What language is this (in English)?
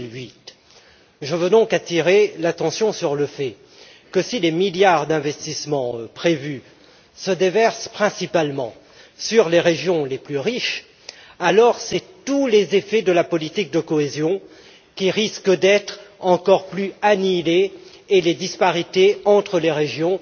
French